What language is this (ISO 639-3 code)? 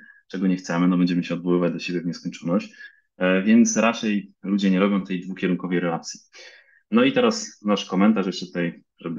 pol